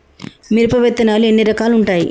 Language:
Telugu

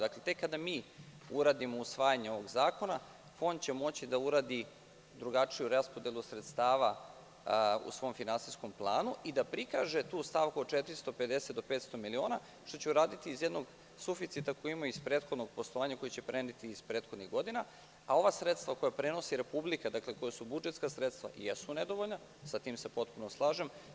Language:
Serbian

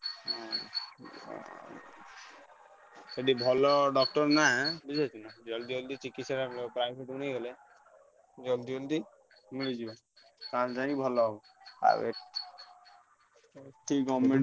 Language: Odia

